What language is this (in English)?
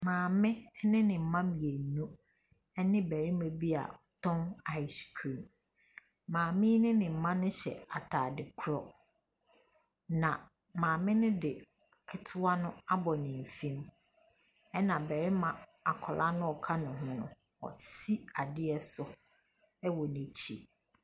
Akan